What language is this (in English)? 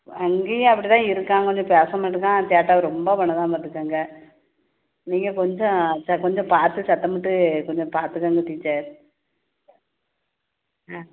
Tamil